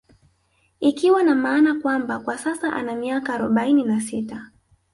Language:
Swahili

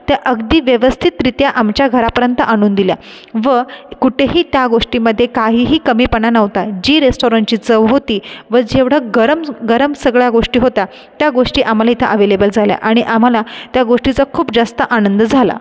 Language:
Marathi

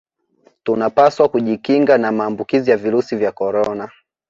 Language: Swahili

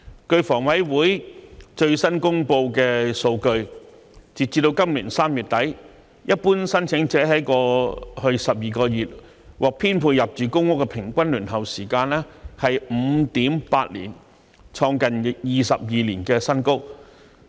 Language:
Cantonese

